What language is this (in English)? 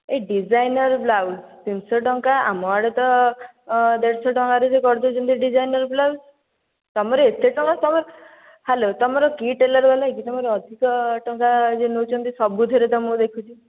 Odia